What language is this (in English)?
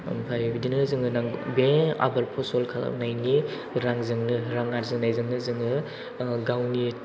Bodo